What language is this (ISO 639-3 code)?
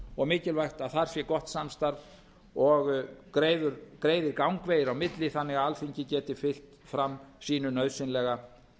isl